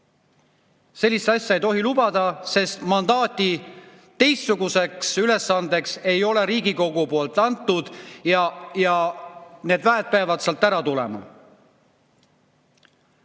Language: Estonian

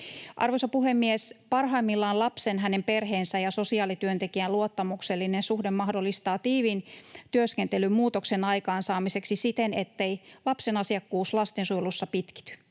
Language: Finnish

